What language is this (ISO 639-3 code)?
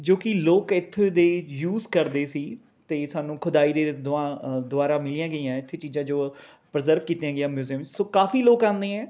pan